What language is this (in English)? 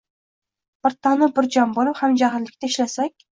Uzbek